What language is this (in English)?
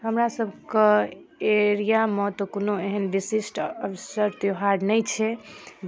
Maithili